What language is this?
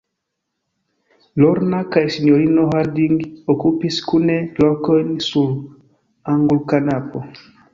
Esperanto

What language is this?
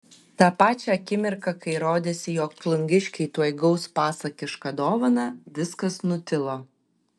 Lithuanian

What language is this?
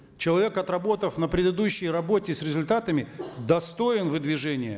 Kazakh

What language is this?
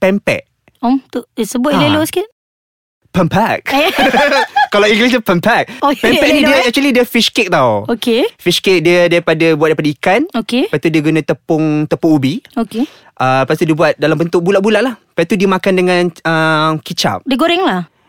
Malay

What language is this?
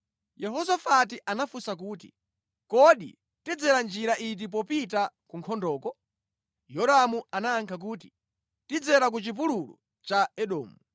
Nyanja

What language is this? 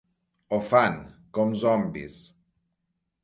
Catalan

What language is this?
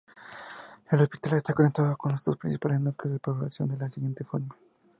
Spanish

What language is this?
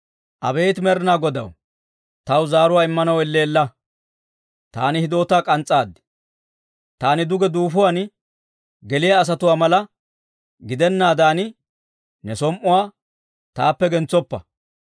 Dawro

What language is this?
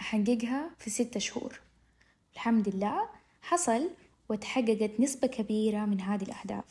Arabic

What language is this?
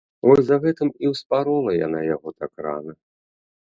Belarusian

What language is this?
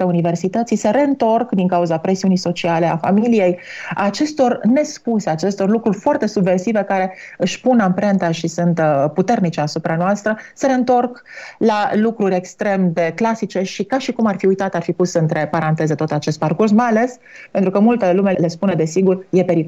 Romanian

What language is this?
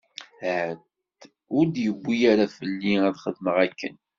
Kabyle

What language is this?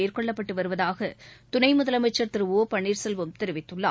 Tamil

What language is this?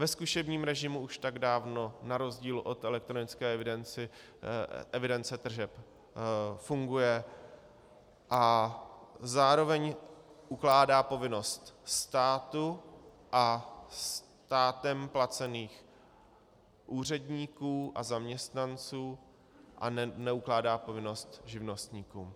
Czech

